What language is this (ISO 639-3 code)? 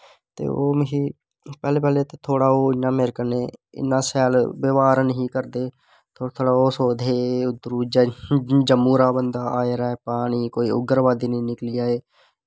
doi